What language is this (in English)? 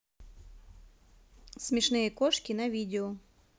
Russian